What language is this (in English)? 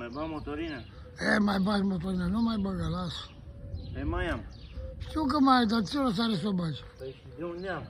Romanian